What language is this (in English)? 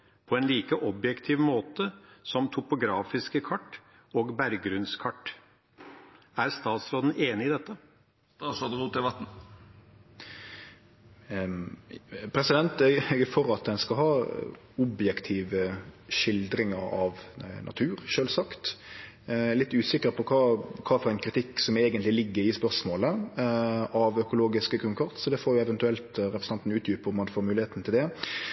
Norwegian